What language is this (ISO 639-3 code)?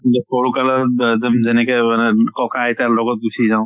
asm